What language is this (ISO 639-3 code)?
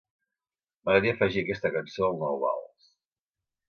cat